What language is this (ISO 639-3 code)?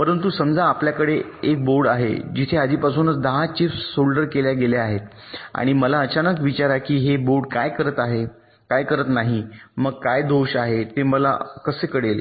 mar